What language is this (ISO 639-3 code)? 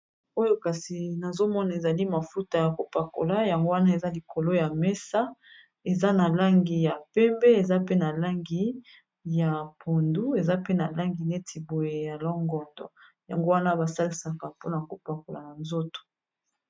lin